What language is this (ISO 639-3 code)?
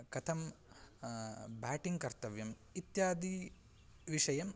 san